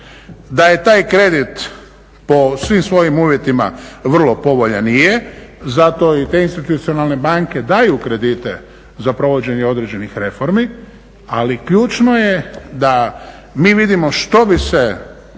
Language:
Croatian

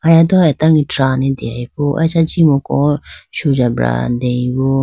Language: Idu-Mishmi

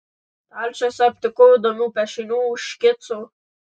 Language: Lithuanian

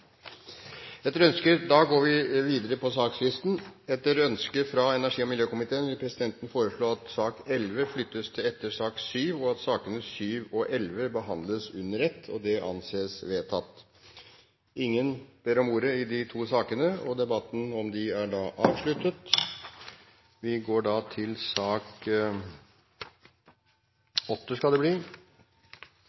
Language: Norwegian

